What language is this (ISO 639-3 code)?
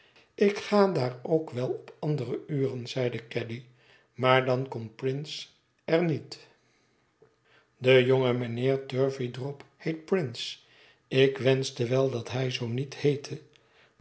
nld